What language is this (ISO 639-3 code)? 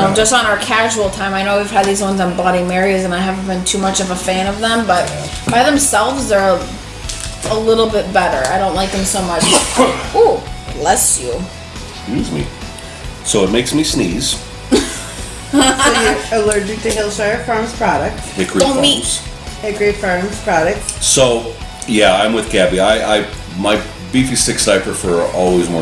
eng